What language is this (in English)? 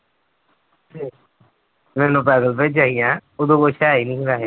Punjabi